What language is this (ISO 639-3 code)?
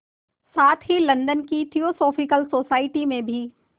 hin